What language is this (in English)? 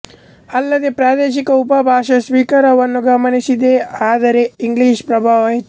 Kannada